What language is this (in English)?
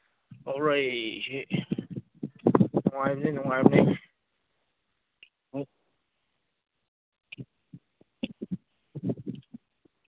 Manipuri